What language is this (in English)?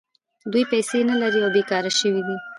Pashto